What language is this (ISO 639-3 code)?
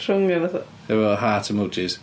cym